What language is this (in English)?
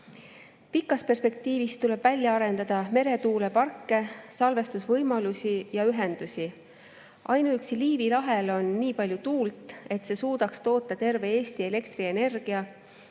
Estonian